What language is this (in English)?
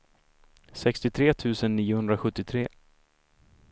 Swedish